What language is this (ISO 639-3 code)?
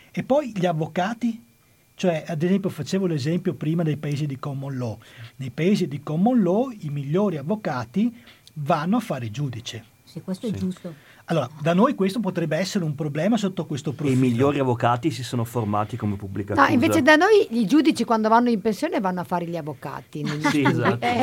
ita